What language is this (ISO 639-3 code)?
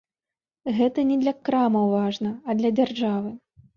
bel